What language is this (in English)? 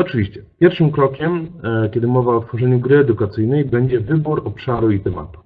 Polish